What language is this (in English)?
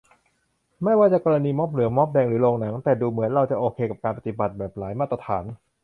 Thai